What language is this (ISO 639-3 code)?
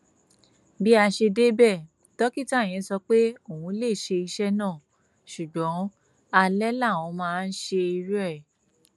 yor